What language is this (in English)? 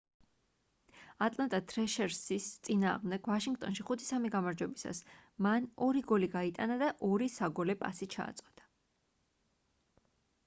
Georgian